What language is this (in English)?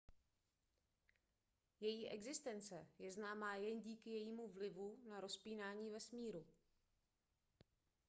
Czech